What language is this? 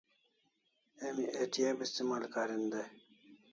Kalasha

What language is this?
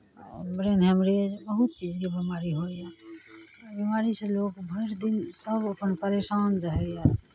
Maithili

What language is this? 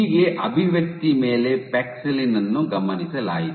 Kannada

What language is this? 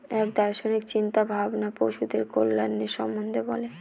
Bangla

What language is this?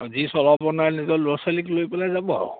Assamese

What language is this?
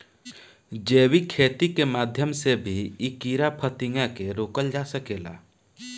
Bhojpuri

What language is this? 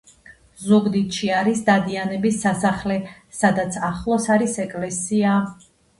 Georgian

